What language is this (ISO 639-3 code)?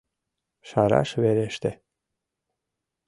chm